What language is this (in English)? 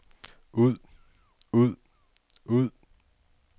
Danish